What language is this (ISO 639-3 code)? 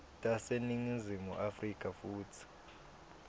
ssw